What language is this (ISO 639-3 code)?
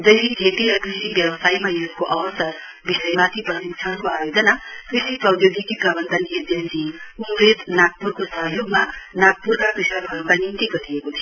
nep